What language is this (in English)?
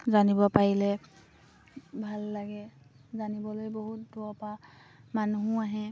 Assamese